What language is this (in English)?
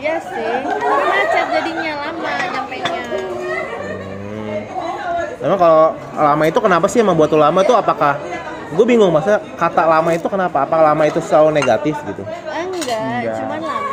Indonesian